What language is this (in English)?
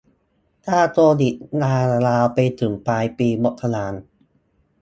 Thai